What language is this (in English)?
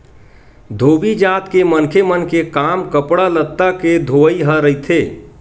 Chhattisgarhi